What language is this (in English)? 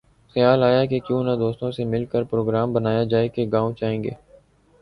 Urdu